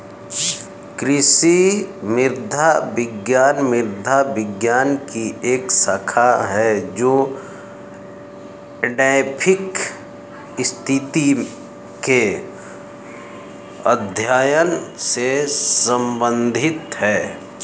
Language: Hindi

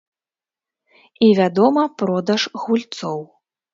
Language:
Belarusian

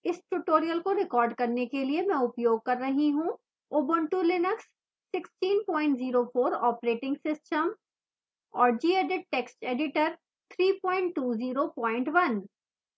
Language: Hindi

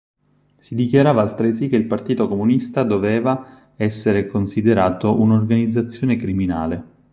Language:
Italian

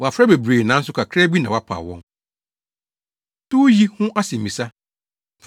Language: Akan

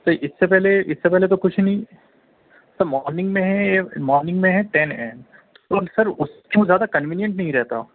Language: Urdu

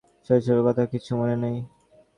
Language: Bangla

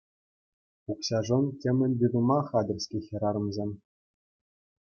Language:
Chuvash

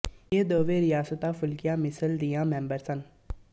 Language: Punjabi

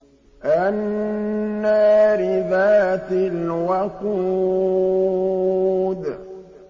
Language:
Arabic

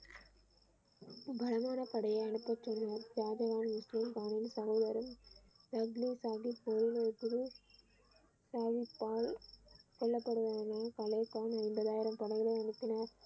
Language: Tamil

